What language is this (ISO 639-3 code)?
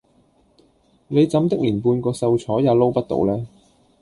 yue